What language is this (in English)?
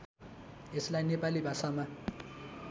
Nepali